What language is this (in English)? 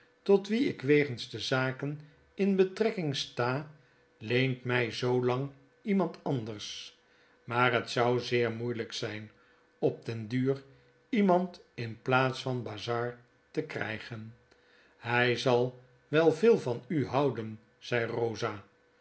Dutch